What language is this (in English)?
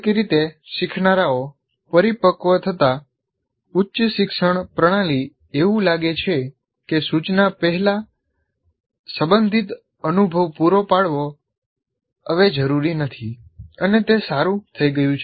Gujarati